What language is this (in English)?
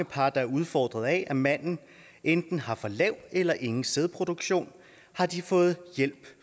Danish